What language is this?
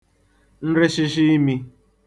Igbo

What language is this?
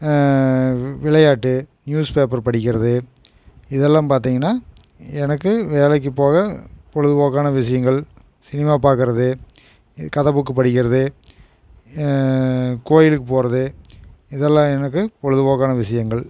Tamil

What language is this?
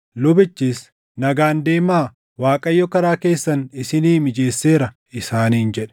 Oromo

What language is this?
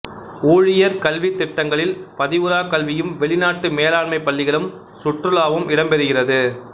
Tamil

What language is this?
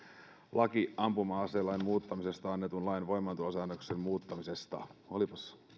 Finnish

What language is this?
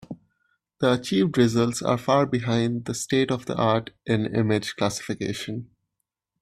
English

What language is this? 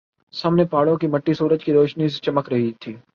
Urdu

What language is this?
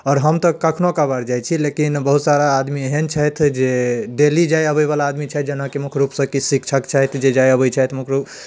Maithili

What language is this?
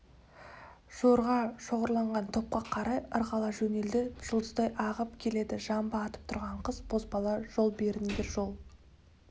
Kazakh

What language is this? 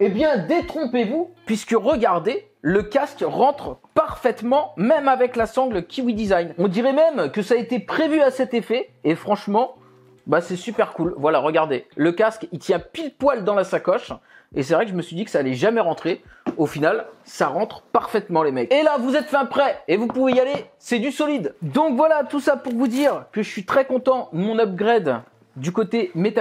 French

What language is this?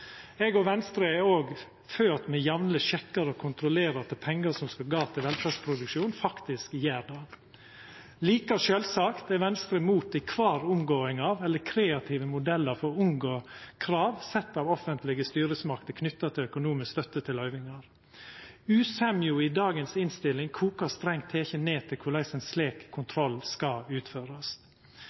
Norwegian Nynorsk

